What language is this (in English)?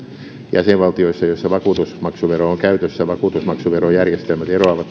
Finnish